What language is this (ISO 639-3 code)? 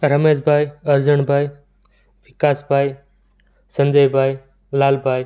guj